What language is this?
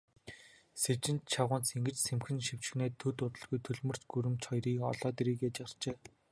Mongolian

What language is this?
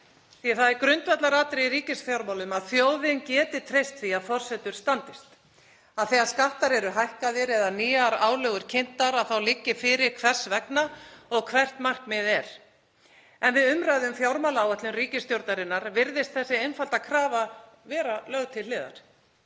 Icelandic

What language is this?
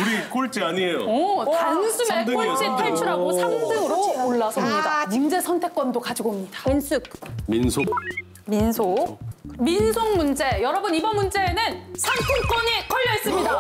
Korean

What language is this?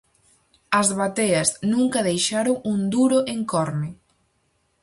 Galician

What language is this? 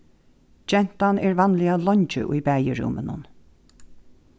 Faroese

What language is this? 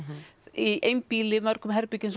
Icelandic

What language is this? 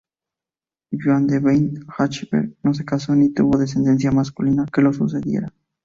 Spanish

